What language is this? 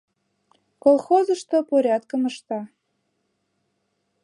Mari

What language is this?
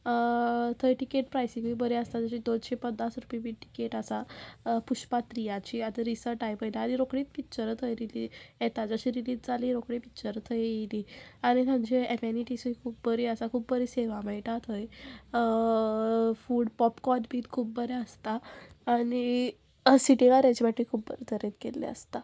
Konkani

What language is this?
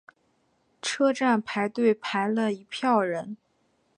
Chinese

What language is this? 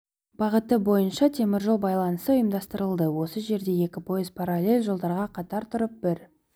Kazakh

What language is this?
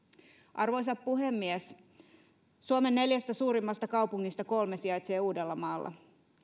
Finnish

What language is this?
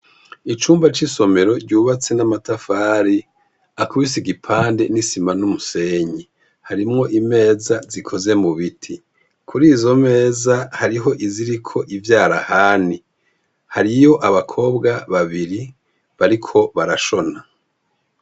Rundi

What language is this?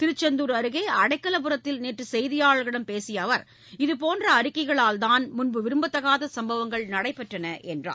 Tamil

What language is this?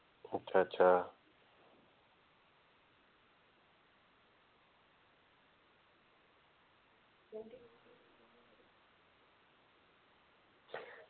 Dogri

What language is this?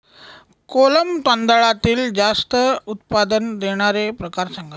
Marathi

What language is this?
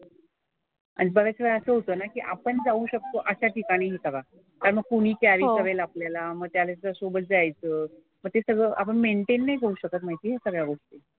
Marathi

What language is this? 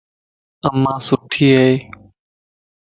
Lasi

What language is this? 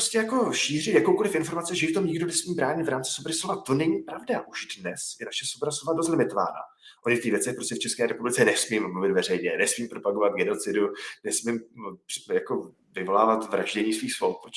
Czech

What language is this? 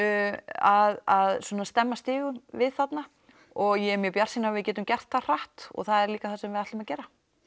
Icelandic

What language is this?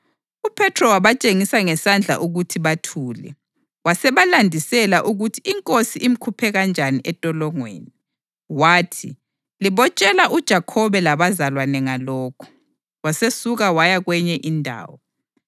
North Ndebele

